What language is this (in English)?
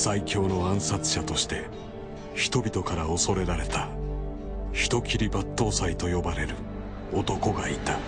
Japanese